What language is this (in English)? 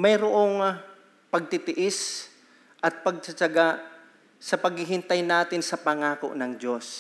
Filipino